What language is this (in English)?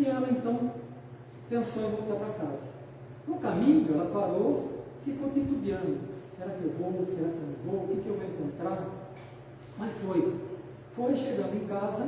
Portuguese